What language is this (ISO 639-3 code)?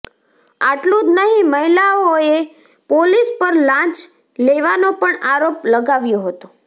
guj